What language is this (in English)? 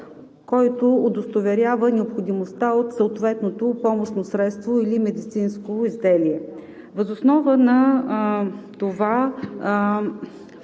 Bulgarian